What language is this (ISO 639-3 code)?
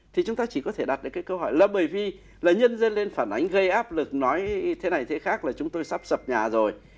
vie